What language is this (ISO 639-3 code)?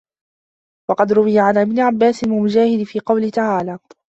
ara